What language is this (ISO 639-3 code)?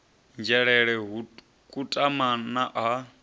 ven